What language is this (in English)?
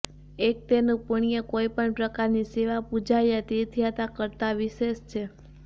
Gujarati